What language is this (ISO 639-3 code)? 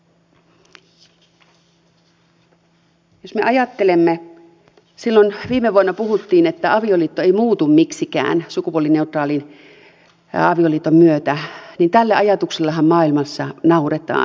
fin